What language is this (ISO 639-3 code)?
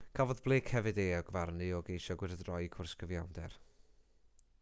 cym